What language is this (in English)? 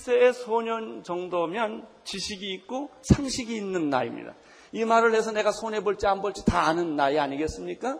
Korean